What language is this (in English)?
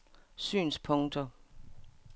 Danish